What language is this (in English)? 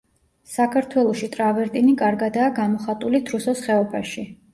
Georgian